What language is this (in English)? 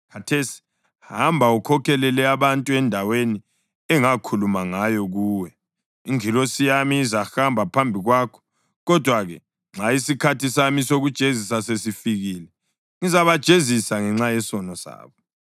North Ndebele